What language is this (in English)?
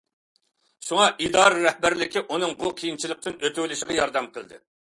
Uyghur